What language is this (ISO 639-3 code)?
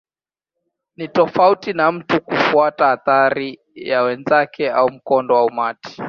swa